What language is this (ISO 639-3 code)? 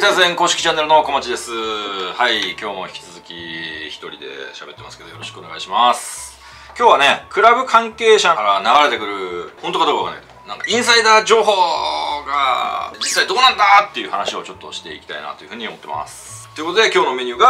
jpn